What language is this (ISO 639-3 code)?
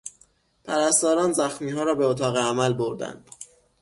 fas